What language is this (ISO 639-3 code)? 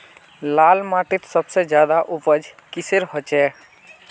mag